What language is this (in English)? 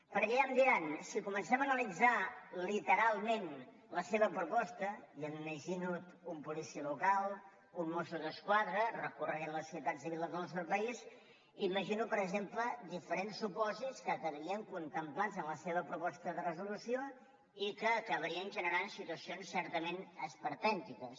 Catalan